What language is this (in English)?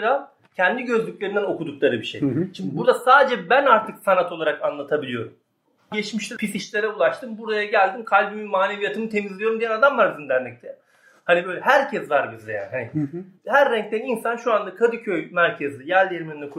Turkish